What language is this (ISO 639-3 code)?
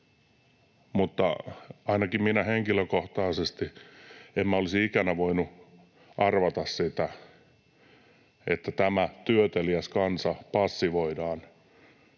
fin